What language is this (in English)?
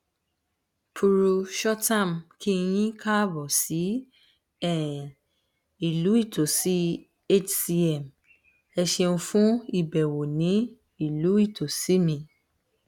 Yoruba